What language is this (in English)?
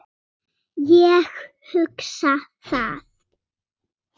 Icelandic